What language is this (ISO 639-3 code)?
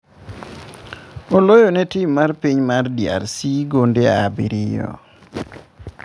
luo